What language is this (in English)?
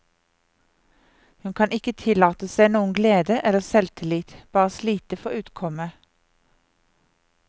Norwegian